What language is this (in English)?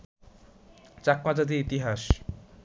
Bangla